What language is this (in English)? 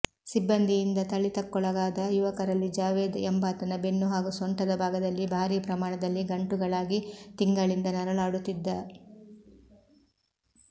Kannada